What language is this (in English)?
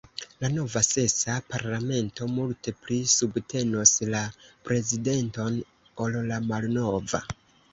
Esperanto